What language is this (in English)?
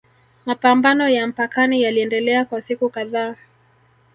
Swahili